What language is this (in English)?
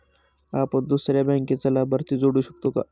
Marathi